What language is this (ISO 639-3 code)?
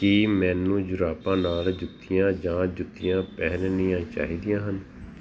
pan